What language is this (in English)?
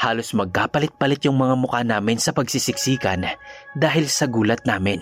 Filipino